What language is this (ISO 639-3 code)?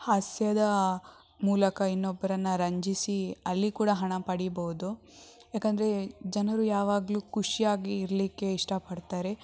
kan